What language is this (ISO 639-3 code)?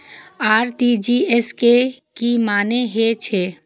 mai